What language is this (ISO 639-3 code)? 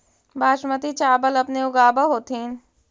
mag